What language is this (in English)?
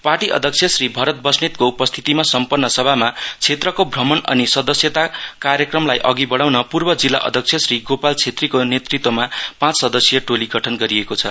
Nepali